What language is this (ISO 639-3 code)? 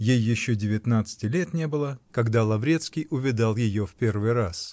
rus